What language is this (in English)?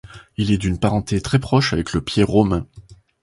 French